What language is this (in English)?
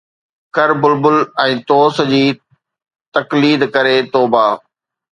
Sindhi